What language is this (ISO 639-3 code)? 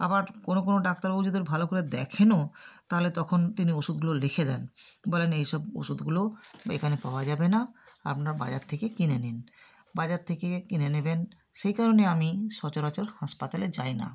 ben